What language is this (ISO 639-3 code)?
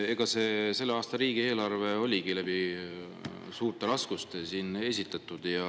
est